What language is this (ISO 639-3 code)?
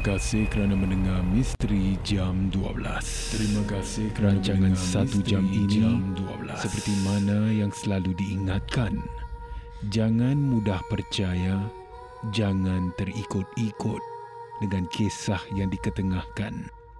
msa